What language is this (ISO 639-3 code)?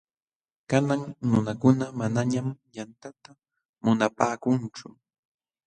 qxw